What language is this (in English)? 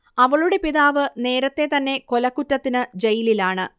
Malayalam